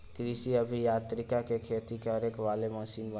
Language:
Bhojpuri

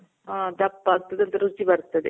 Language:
Kannada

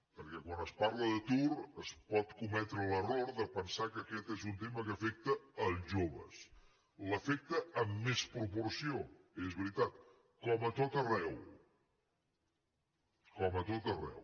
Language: Catalan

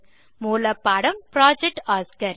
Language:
Tamil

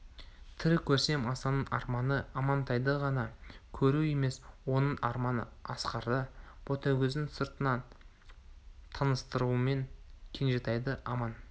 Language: Kazakh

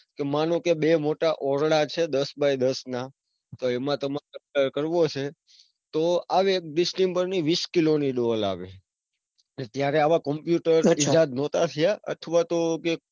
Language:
Gujarati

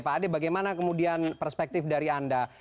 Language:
Indonesian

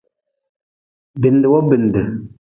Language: Nawdm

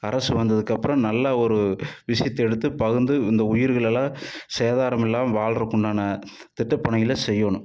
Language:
Tamil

